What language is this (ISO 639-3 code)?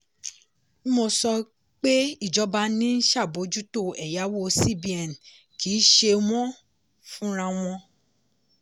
yor